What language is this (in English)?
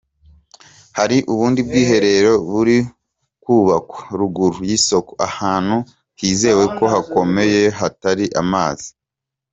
Kinyarwanda